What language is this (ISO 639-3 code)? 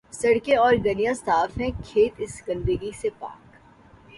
urd